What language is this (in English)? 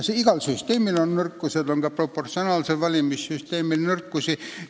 Estonian